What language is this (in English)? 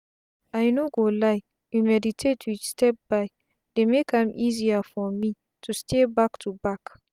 Nigerian Pidgin